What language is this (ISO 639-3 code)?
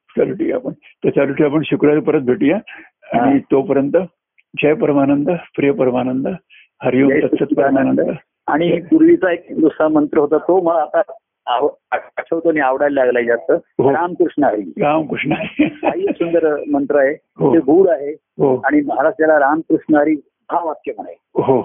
mar